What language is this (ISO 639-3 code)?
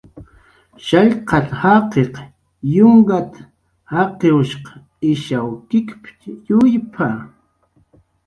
jqr